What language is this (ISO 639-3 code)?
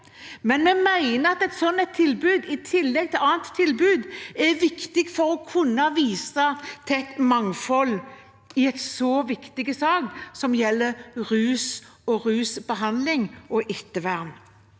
nor